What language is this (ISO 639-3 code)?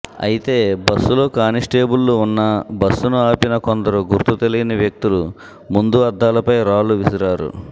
tel